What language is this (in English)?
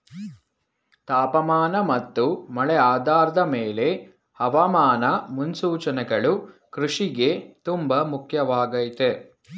Kannada